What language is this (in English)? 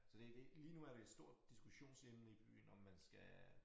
Danish